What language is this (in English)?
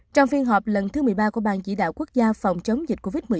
Vietnamese